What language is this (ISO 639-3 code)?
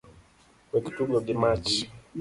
luo